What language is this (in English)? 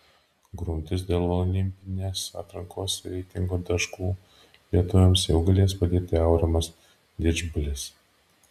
Lithuanian